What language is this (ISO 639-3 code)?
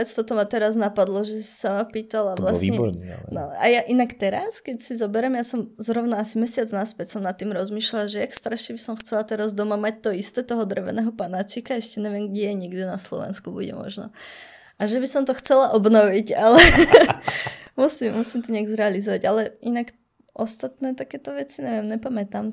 ces